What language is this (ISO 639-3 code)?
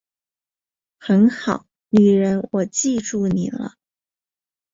zho